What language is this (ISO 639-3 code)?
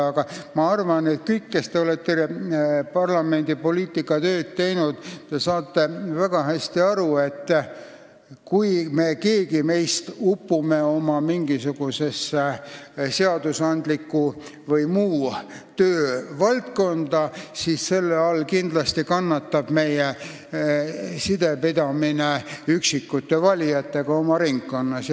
est